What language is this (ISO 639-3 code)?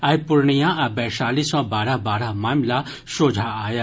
mai